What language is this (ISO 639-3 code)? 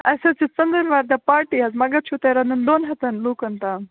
kas